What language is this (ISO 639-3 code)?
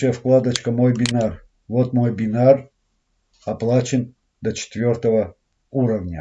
rus